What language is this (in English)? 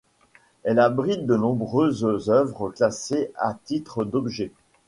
French